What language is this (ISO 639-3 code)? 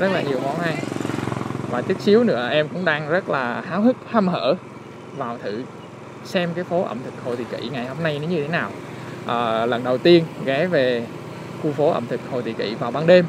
vie